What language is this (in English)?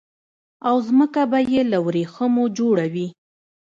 Pashto